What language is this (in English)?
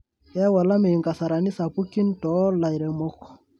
Masai